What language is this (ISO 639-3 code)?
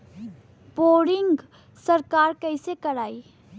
bho